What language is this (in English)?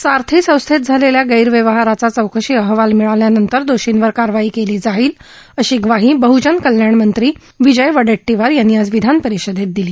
Marathi